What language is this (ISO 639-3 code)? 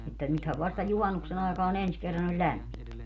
fin